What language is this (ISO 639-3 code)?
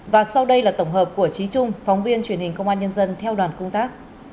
vie